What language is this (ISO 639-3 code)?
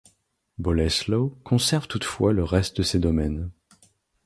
fra